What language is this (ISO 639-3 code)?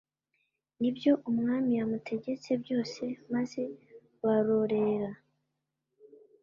kin